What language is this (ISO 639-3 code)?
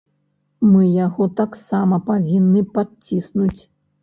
bel